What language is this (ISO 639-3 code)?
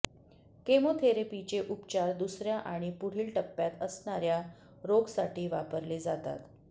mar